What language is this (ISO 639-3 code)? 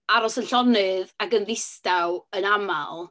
cym